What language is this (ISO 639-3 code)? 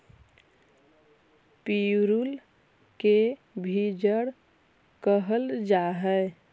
mag